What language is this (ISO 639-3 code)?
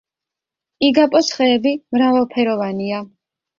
kat